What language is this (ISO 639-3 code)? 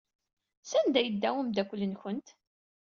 kab